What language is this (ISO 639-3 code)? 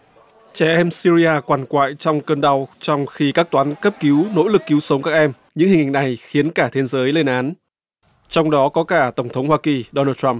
vie